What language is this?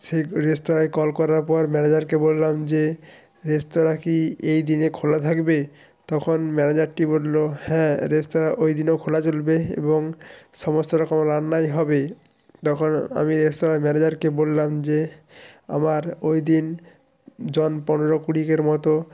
Bangla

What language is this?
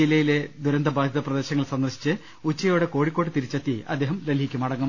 Malayalam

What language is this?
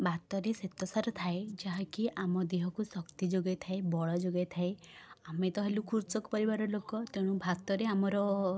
Odia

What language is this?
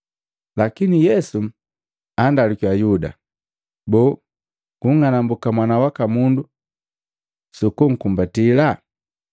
Matengo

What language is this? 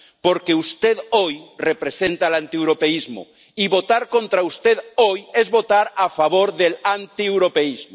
Spanish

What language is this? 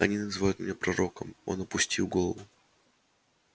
Russian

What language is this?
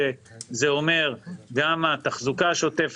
Hebrew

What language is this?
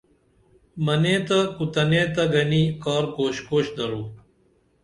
Dameli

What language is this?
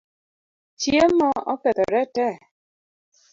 Luo (Kenya and Tanzania)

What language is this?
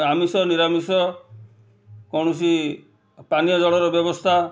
Odia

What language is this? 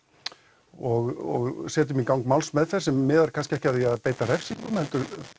Icelandic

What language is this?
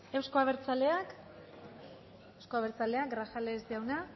Basque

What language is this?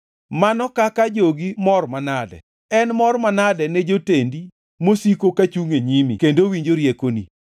Luo (Kenya and Tanzania)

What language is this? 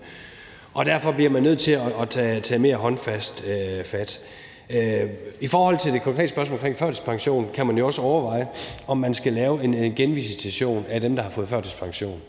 Danish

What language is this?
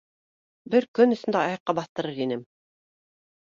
Bashkir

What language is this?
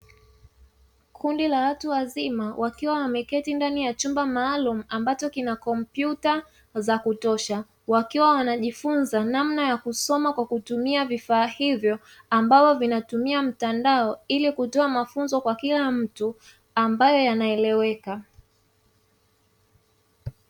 Swahili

